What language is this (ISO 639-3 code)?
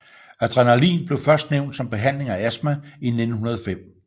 dan